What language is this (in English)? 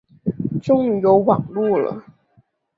Chinese